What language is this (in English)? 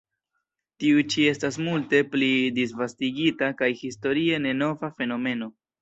Esperanto